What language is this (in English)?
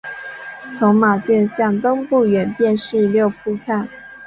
Chinese